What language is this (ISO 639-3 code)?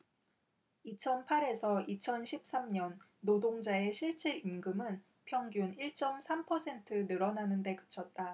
kor